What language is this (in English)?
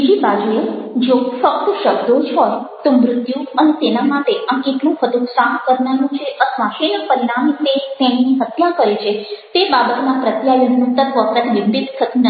Gujarati